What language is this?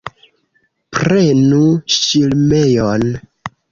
Esperanto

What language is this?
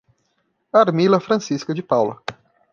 Portuguese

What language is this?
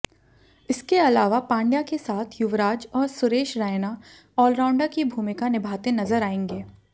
Hindi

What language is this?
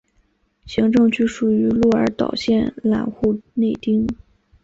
Chinese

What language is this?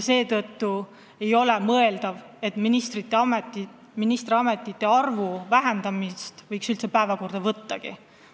Estonian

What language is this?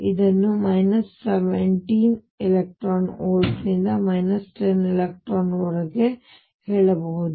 Kannada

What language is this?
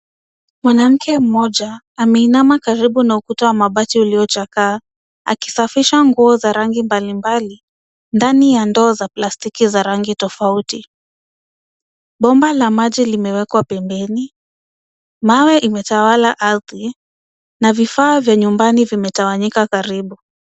Swahili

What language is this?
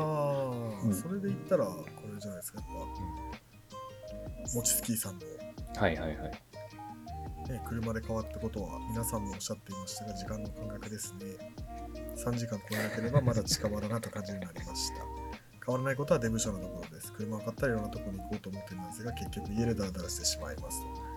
Japanese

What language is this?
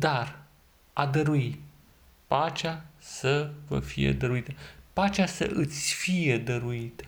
Romanian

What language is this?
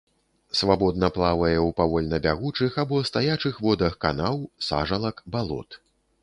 Belarusian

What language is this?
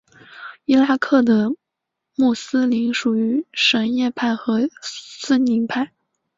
Chinese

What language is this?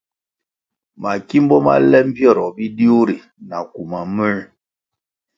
Kwasio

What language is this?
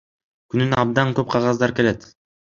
Kyrgyz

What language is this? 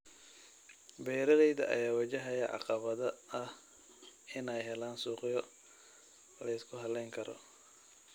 Somali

